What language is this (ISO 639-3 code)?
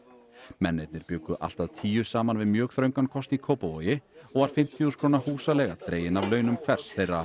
isl